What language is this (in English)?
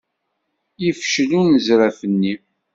Kabyle